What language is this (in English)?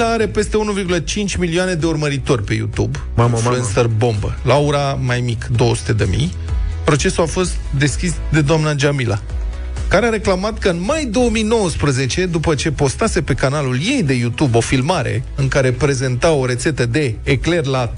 Romanian